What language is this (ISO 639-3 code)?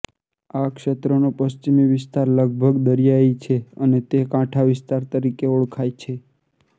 guj